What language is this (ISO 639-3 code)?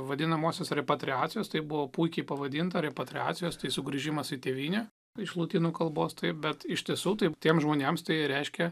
lit